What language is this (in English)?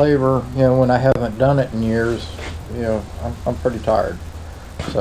English